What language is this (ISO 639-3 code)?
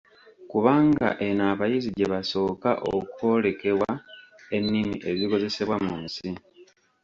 lug